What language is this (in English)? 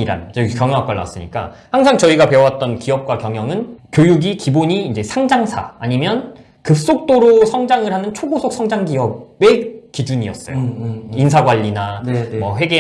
Korean